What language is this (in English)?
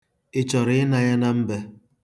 Igbo